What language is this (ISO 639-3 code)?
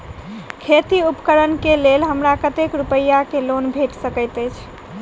mai